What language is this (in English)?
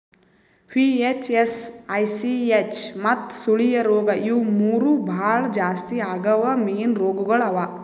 Kannada